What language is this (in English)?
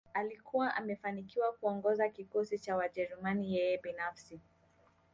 Swahili